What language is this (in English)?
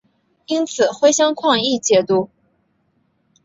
Chinese